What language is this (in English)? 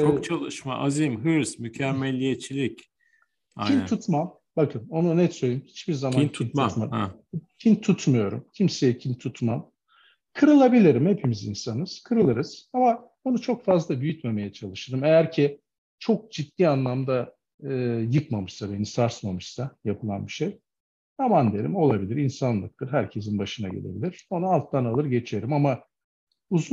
Turkish